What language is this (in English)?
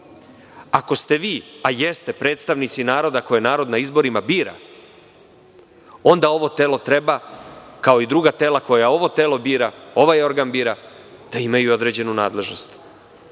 Serbian